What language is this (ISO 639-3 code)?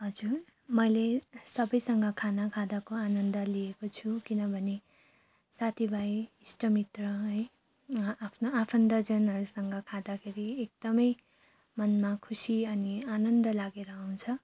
nep